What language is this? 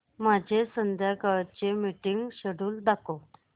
Marathi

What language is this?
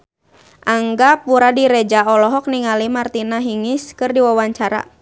Sundanese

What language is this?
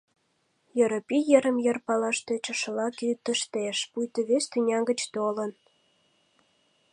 Mari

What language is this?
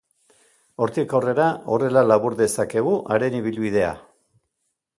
Basque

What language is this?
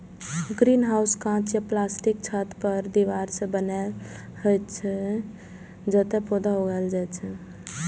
Maithili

